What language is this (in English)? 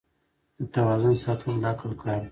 Pashto